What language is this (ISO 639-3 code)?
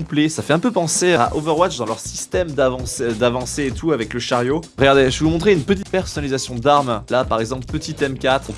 fra